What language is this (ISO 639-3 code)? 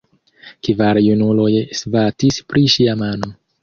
epo